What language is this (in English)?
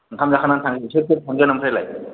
Bodo